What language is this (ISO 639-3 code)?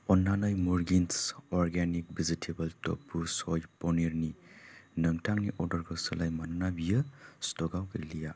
brx